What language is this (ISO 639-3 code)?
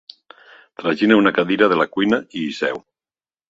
cat